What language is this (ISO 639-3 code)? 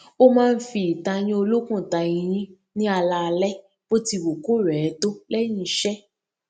yor